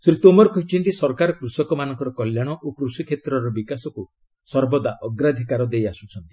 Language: Odia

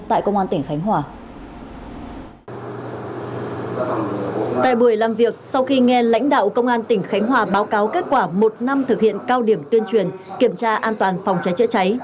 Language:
Vietnamese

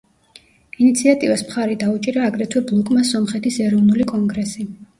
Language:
Georgian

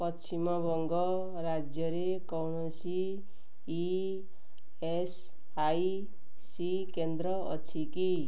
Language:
Odia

